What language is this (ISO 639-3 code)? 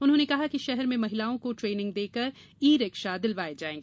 hin